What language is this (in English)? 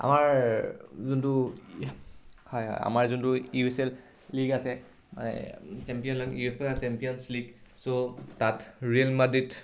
Assamese